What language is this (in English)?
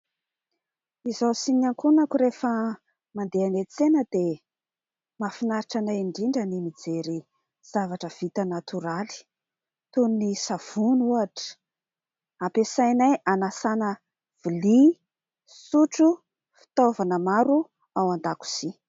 Malagasy